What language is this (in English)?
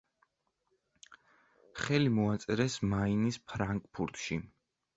Georgian